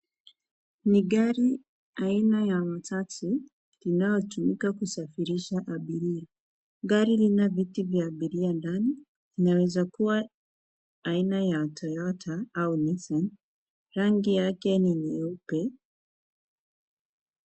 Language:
Swahili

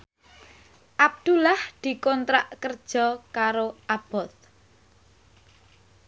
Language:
Javanese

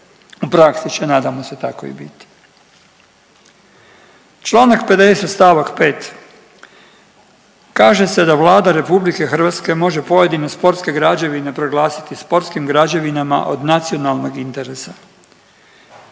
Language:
Croatian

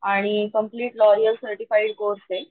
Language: Marathi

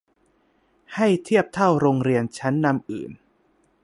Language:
Thai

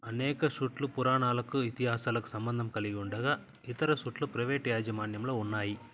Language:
Telugu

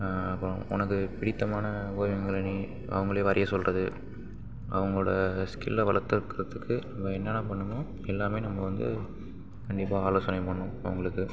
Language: Tamil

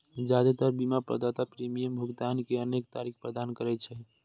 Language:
Maithili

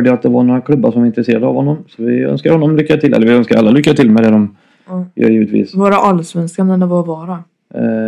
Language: Swedish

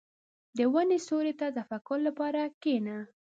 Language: Pashto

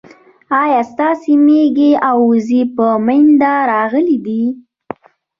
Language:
Pashto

